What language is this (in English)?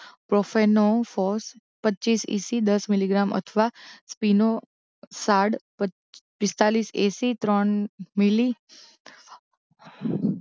Gujarati